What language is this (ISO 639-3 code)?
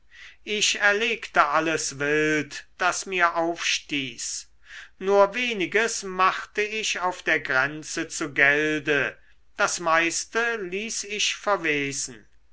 deu